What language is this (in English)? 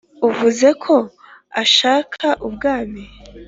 Kinyarwanda